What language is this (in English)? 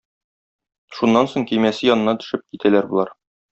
Tatar